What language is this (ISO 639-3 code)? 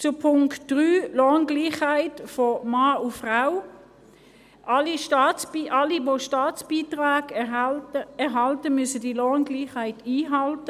gsw